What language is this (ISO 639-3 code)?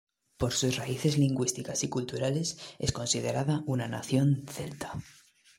spa